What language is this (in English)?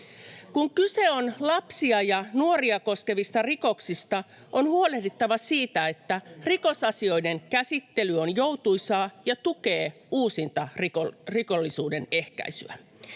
Finnish